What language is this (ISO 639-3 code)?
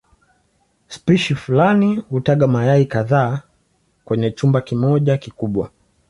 swa